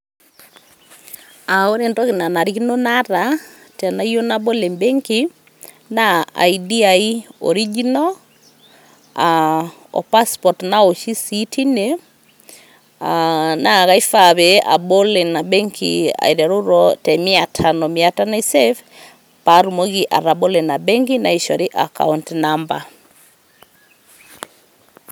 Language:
Masai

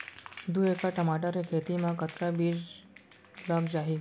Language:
Chhattisgarhi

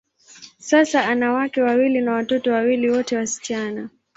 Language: Swahili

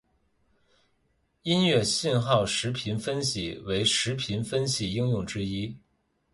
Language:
Chinese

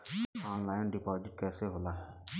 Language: Bhojpuri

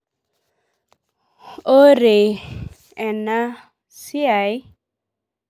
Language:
Masai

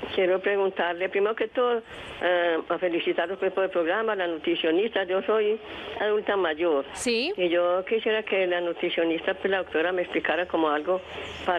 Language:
Spanish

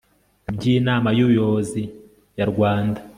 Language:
Kinyarwanda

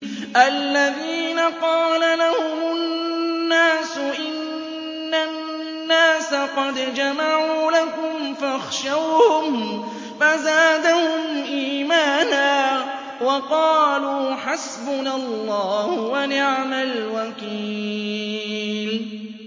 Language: Arabic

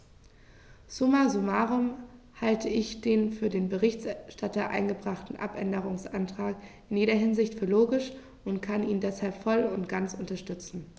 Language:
German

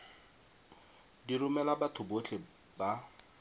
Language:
Tswana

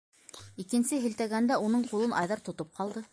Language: Bashkir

